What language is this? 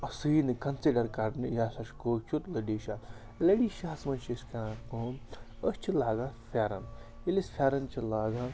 Kashmiri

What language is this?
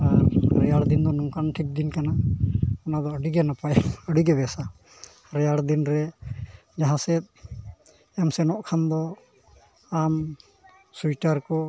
Santali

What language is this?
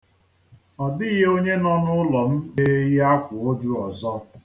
Igbo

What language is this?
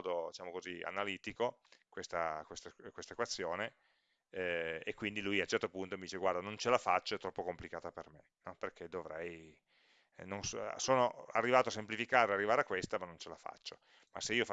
Italian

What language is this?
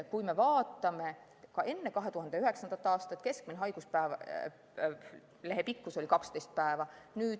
Estonian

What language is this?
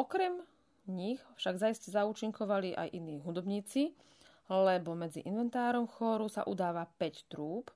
Slovak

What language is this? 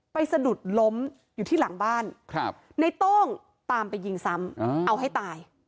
Thai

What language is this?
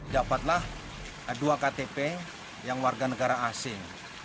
Indonesian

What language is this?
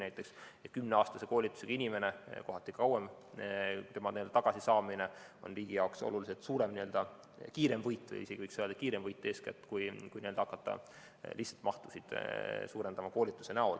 Estonian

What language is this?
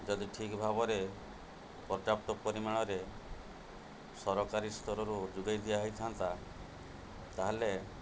Odia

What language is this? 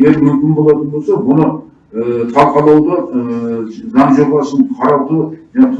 Turkish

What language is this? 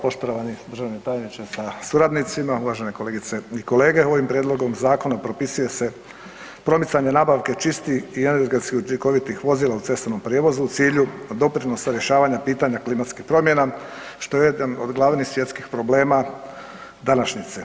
Croatian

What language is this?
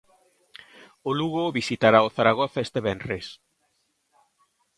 Galician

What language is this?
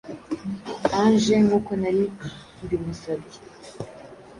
Kinyarwanda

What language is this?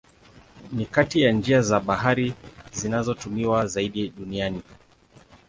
Swahili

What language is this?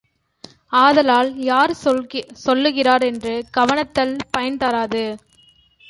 Tamil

